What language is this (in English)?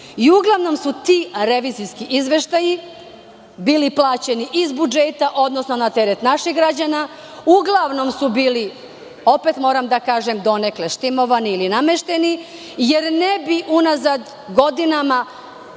Serbian